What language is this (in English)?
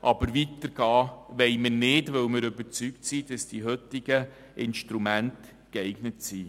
Swiss German